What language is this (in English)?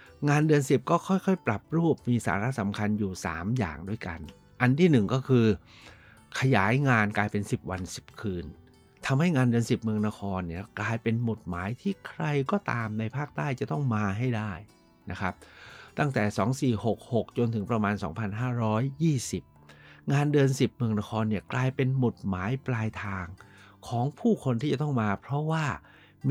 Thai